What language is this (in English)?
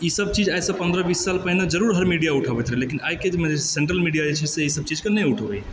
Maithili